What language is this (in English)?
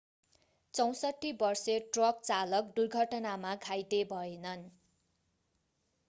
Nepali